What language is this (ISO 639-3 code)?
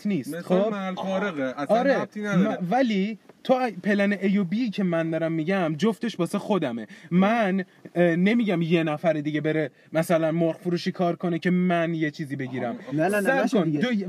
fas